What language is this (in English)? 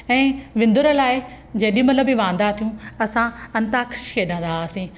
Sindhi